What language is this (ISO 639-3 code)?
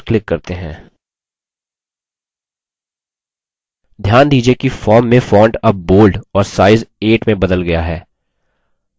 hin